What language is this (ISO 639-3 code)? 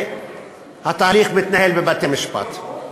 heb